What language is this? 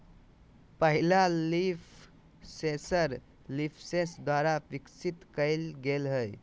Magahi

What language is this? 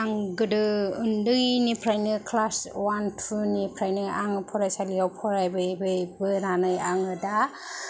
Bodo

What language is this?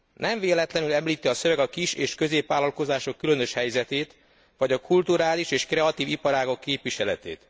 Hungarian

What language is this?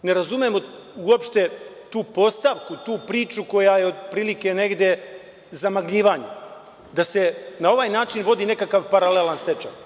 Serbian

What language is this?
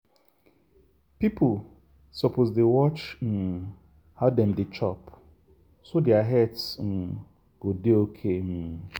Nigerian Pidgin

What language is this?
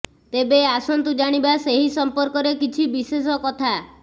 Odia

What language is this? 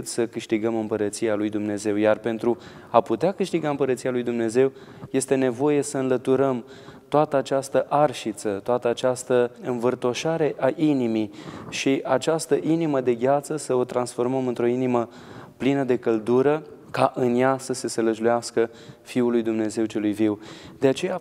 Romanian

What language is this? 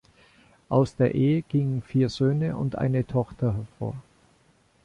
German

